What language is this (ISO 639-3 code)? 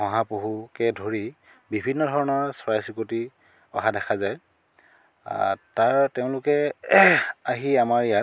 asm